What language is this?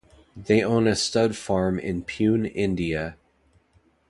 English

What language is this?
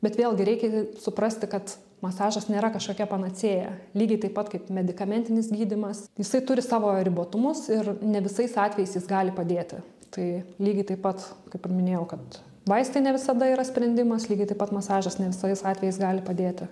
Lithuanian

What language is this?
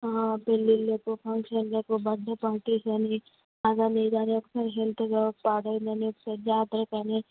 Telugu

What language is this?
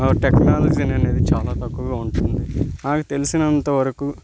Telugu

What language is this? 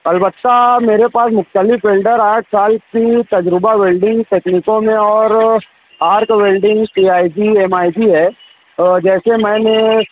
Urdu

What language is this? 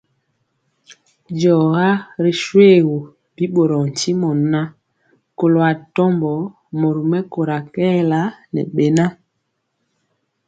Mpiemo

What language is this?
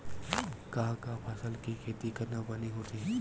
Chhattisgarhi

